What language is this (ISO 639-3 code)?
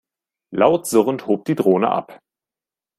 deu